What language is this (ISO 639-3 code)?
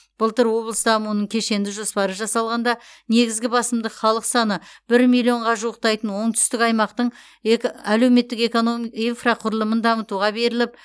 kaz